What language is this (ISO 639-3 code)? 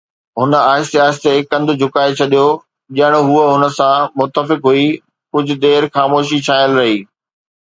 snd